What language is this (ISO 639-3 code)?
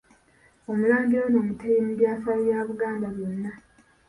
lug